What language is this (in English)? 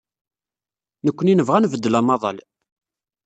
Kabyle